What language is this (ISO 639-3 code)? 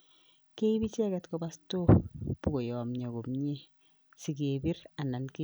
kln